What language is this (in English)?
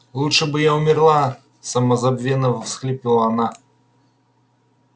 Russian